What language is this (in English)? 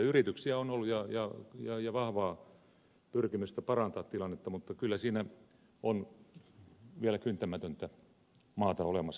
Finnish